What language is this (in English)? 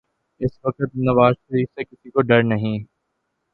Urdu